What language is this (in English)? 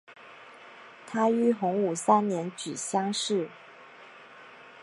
Chinese